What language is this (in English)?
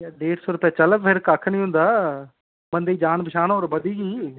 Dogri